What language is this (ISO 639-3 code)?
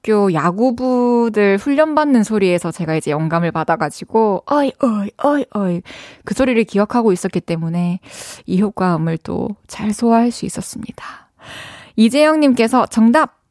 kor